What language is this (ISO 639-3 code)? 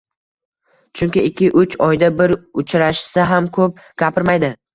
uzb